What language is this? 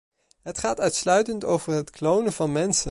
Dutch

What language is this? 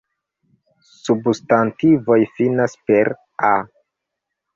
Esperanto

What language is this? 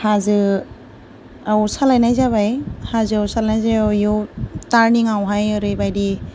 Bodo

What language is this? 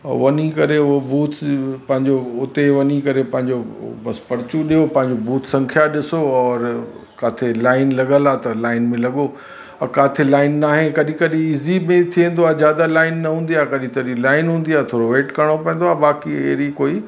Sindhi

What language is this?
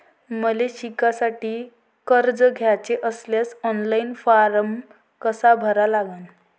Marathi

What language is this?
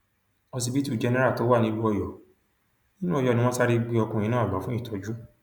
Yoruba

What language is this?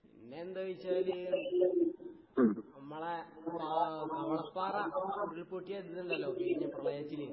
Malayalam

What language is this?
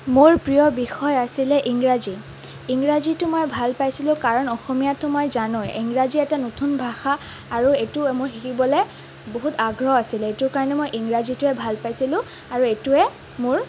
Assamese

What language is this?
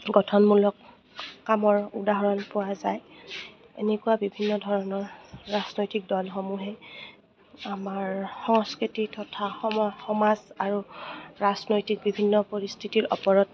Assamese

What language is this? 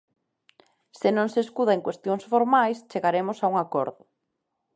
Galician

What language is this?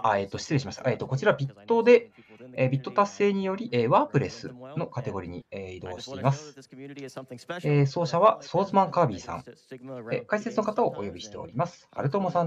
Japanese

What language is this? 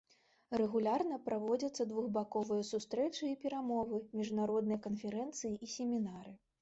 Belarusian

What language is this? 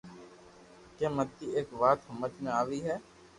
Loarki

